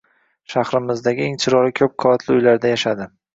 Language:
Uzbek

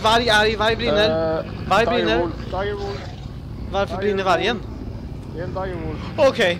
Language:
Swedish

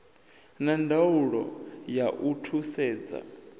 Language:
Venda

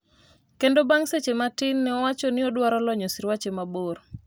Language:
Luo (Kenya and Tanzania)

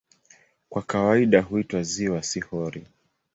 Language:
Swahili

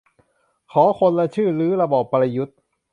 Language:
Thai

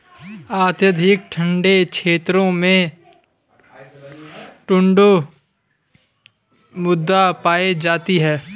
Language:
Hindi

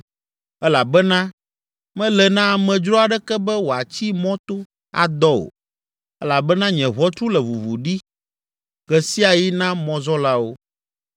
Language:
Ewe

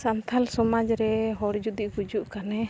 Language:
Santali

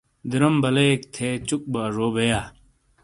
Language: Shina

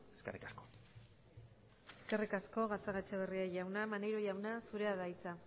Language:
Basque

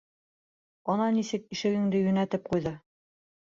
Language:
Bashkir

